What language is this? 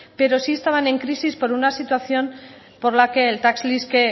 Spanish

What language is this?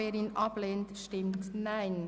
Swiss German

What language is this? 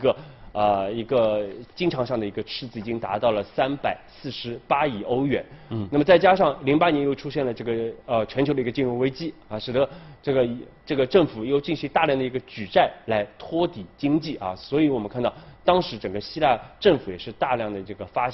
Chinese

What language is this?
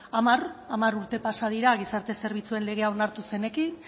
Basque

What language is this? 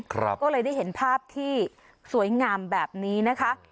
Thai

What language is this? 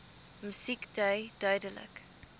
Afrikaans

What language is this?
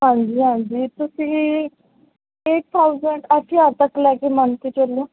Punjabi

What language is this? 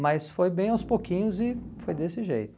Portuguese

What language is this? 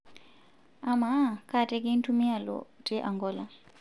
Masai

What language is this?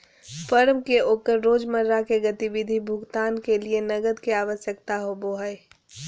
Magahi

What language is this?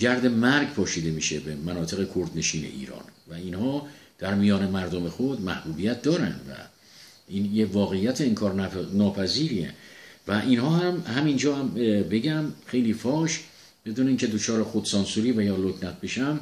Persian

